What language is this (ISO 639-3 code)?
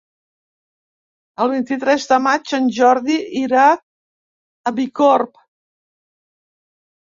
cat